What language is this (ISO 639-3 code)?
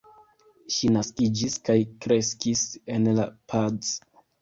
epo